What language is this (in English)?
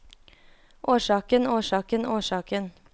Norwegian